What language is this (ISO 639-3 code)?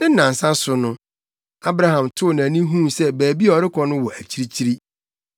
aka